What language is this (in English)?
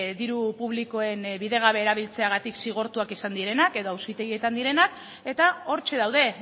Basque